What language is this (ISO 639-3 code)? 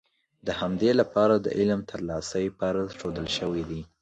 pus